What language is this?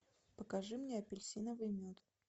Russian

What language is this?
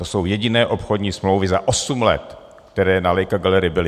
Czech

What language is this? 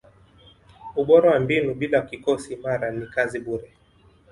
Swahili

